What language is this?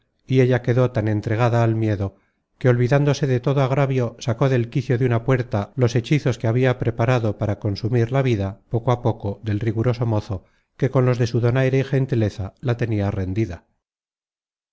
Spanish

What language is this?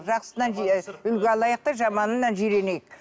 Kazakh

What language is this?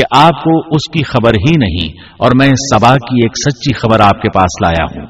Urdu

